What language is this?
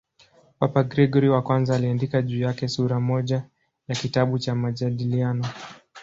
Swahili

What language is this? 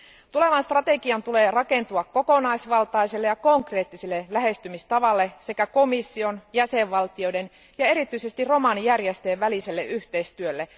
Finnish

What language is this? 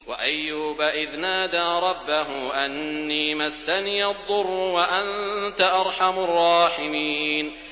Arabic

